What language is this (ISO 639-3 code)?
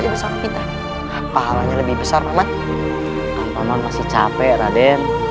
ind